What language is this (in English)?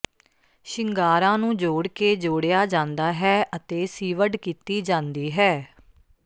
Punjabi